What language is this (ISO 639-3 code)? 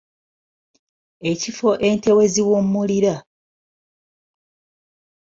lug